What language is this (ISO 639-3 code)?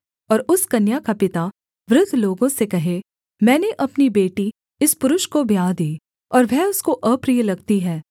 hin